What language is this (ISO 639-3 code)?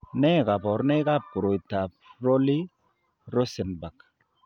kln